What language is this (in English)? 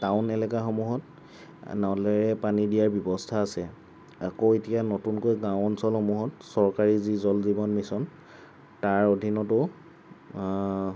Assamese